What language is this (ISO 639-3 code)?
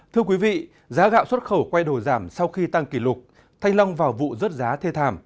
vie